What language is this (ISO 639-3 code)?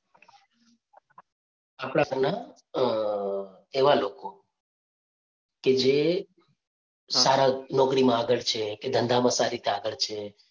guj